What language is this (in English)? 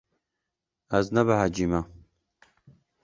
Kurdish